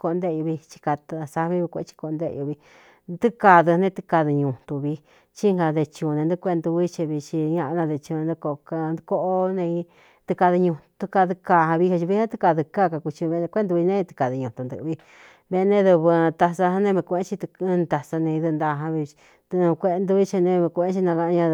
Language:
Cuyamecalco Mixtec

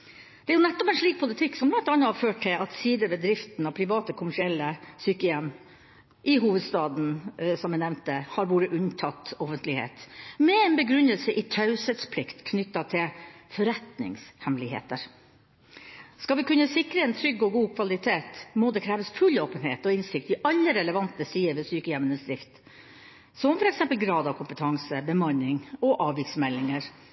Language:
Norwegian Bokmål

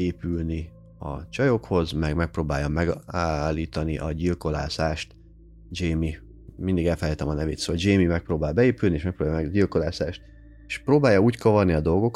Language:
Hungarian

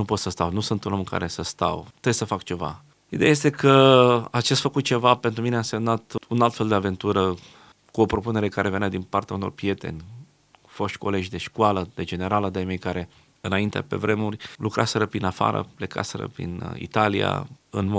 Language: Romanian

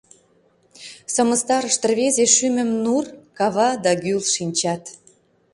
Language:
Mari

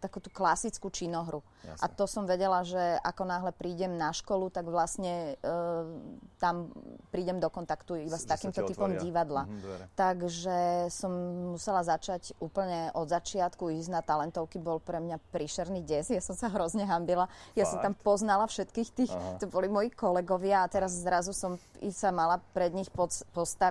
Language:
Slovak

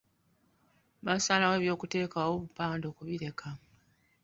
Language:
Ganda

